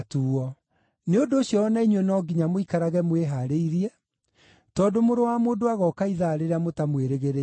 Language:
Kikuyu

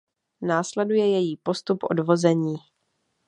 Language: Czech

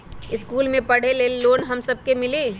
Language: Magahi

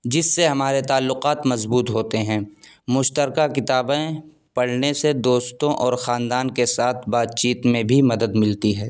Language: Urdu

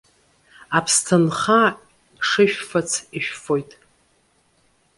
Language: Abkhazian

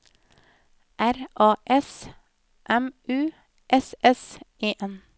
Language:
Norwegian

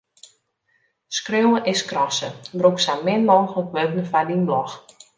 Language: Western Frisian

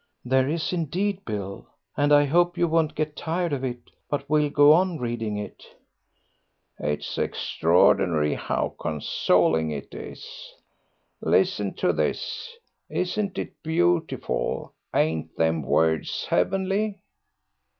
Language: English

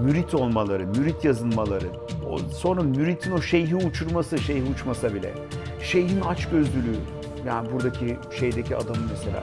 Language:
Turkish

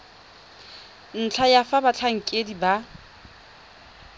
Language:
Tswana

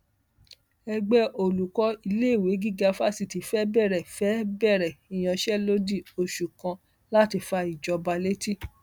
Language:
Yoruba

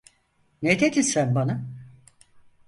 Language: Turkish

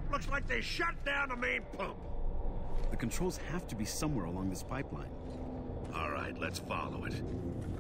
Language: Hungarian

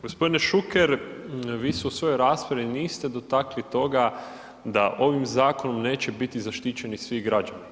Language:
Croatian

